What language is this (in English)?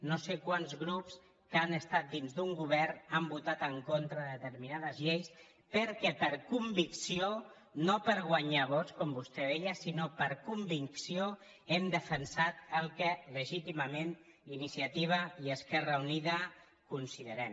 Catalan